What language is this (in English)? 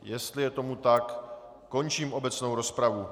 Czech